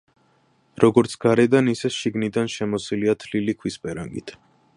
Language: Georgian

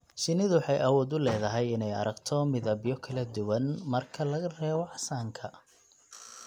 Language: Somali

